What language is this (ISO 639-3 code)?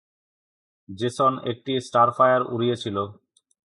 ben